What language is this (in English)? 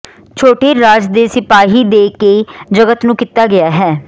Punjabi